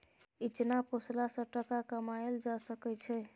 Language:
Maithili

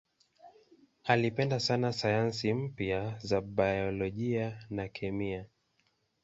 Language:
Swahili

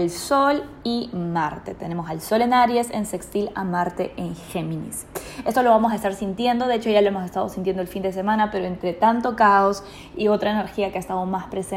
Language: Spanish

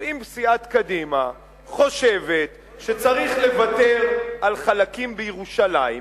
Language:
Hebrew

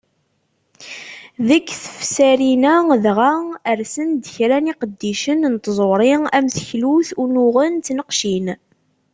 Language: Kabyle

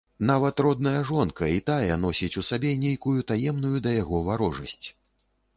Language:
Belarusian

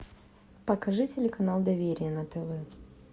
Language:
Russian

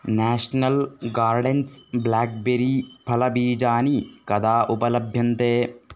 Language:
Sanskrit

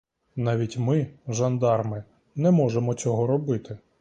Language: Ukrainian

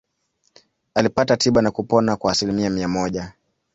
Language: Swahili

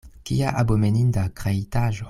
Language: Esperanto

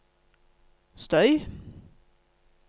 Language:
Norwegian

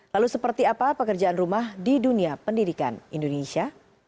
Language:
Indonesian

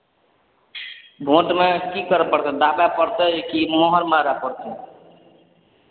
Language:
Maithili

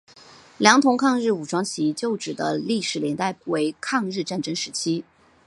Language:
Chinese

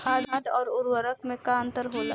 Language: Bhojpuri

